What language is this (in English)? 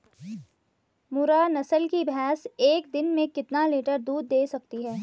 Hindi